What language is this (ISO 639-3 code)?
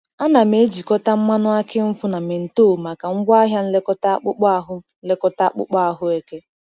ibo